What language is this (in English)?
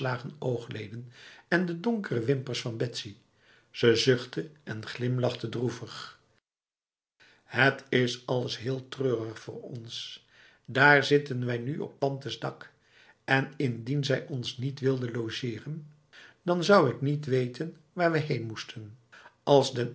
Dutch